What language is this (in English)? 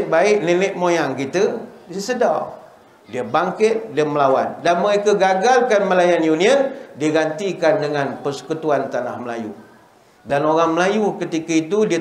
Malay